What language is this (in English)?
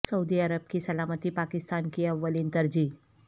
Urdu